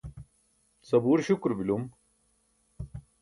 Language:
Burushaski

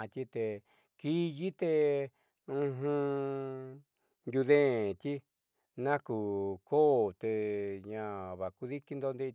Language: Southeastern Nochixtlán Mixtec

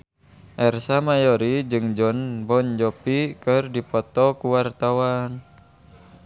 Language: Sundanese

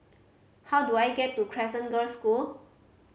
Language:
English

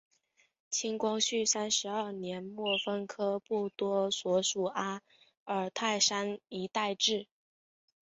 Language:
Chinese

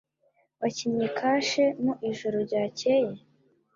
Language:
Kinyarwanda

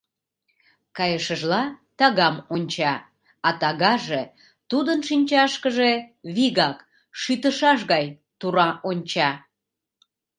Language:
Mari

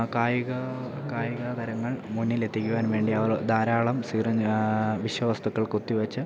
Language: Malayalam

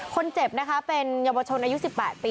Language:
Thai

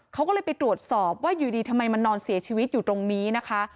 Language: Thai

